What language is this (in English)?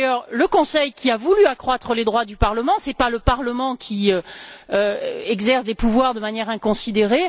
French